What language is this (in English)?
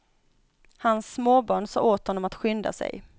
Swedish